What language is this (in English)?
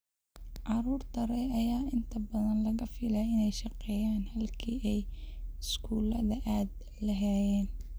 Somali